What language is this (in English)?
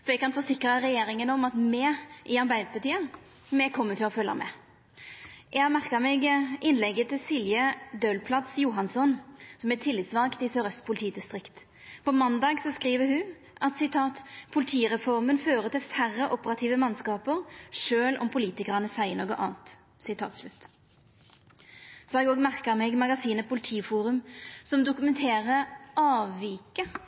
Norwegian Nynorsk